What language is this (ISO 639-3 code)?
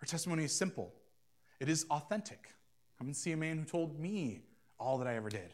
eng